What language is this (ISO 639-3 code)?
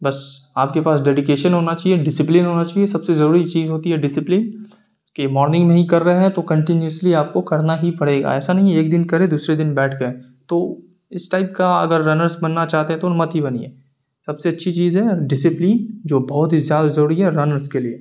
urd